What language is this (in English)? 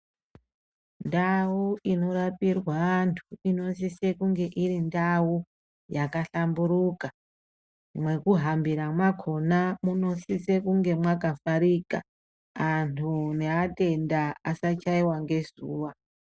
Ndau